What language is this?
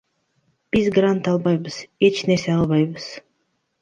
Kyrgyz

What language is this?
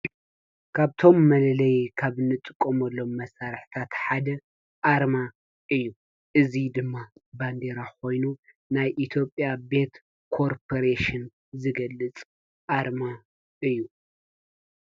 Tigrinya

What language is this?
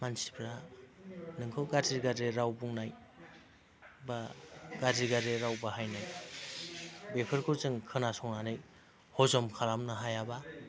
Bodo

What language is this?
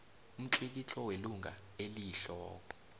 South Ndebele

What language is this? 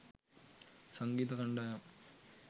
Sinhala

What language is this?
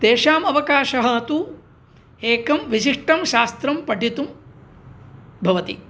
Sanskrit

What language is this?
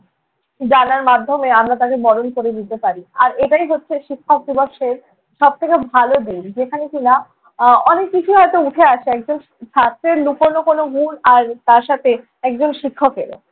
Bangla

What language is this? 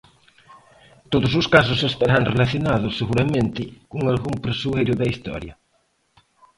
Galician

